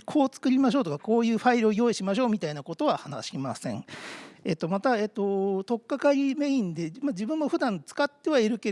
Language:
Japanese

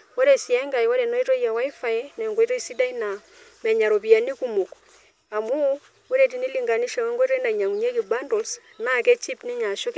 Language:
Masai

